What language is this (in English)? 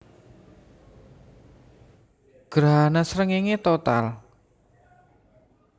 Javanese